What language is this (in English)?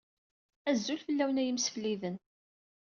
Kabyle